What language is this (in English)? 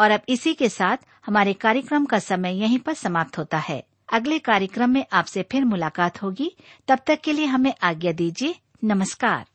Hindi